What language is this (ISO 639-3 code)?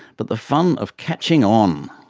eng